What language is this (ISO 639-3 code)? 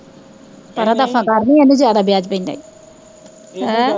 pan